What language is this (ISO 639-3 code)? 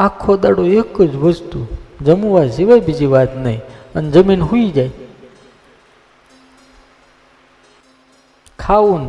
guj